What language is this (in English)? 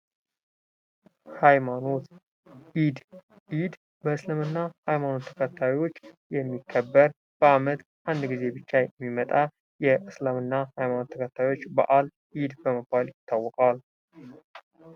Amharic